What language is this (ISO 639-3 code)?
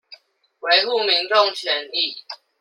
zho